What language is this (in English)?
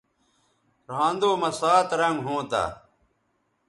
Bateri